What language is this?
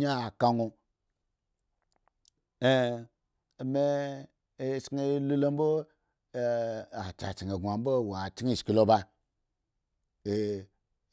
Eggon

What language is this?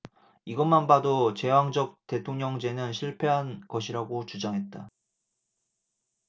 Korean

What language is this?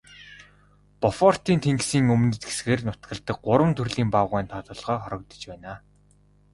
Mongolian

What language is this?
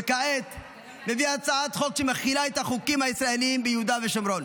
Hebrew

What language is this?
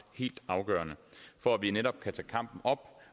Danish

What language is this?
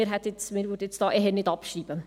Swiss German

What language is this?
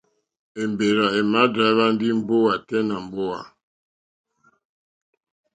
Mokpwe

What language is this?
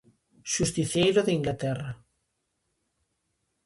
Galician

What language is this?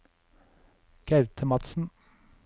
Norwegian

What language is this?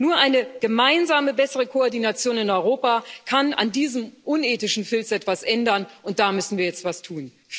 German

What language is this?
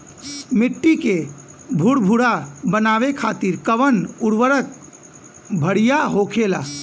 Bhojpuri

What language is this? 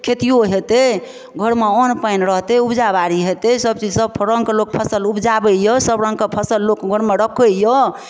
Maithili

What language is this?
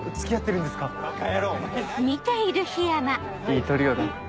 Japanese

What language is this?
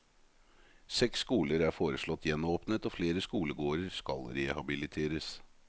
Norwegian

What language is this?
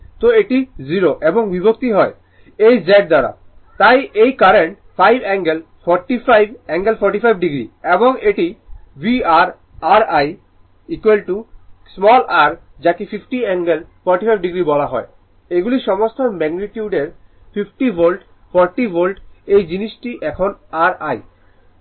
Bangla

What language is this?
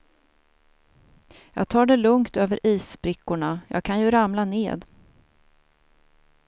Swedish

